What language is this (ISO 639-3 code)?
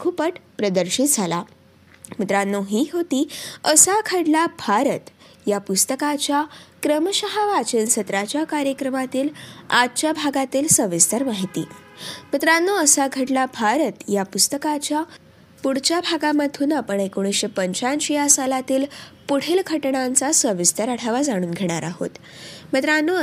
mar